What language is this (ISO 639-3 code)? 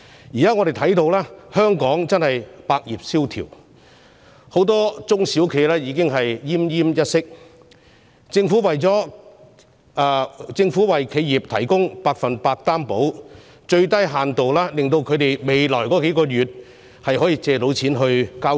yue